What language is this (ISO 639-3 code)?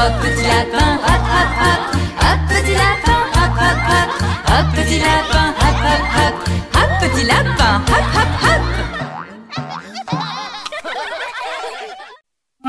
fra